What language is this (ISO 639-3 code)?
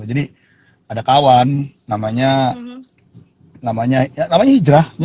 ind